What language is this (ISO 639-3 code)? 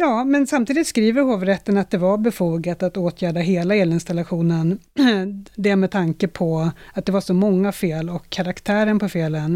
swe